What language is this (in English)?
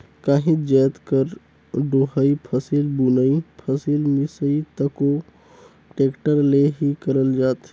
Chhattisgarhi